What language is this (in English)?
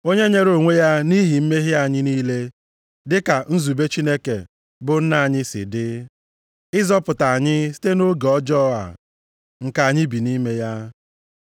Igbo